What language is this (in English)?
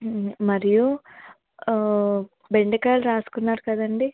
Telugu